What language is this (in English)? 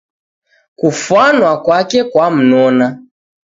Taita